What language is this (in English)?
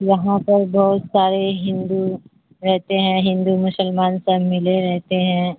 Urdu